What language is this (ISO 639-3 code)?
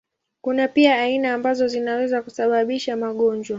swa